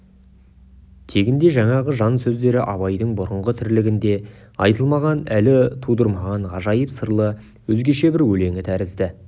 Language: Kazakh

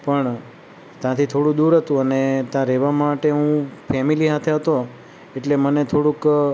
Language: Gujarati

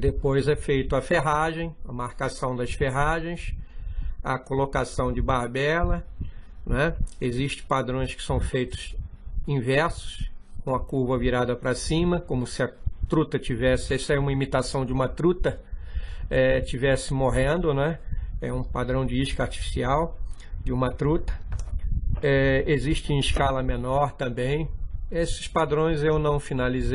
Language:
Portuguese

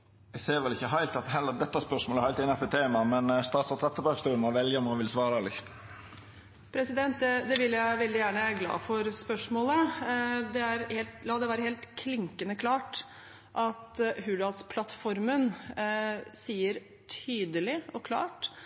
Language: Norwegian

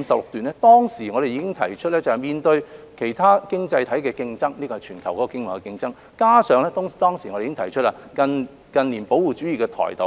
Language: Cantonese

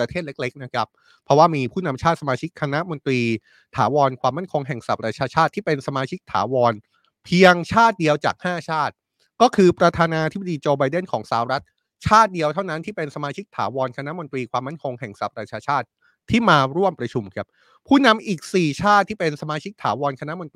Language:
Thai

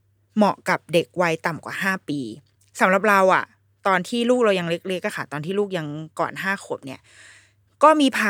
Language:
Thai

